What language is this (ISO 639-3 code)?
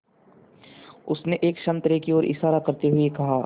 hin